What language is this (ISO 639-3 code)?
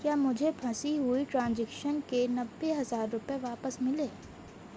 urd